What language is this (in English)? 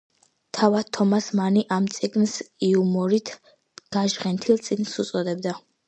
Georgian